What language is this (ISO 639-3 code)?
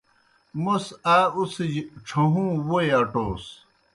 plk